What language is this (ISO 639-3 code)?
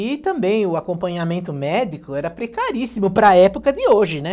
por